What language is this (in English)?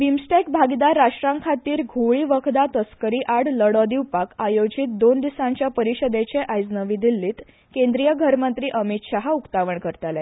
Konkani